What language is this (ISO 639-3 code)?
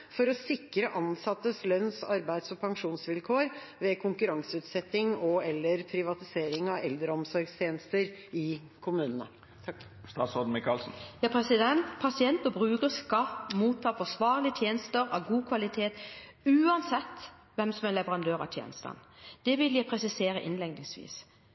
nob